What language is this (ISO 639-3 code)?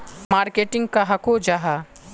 mag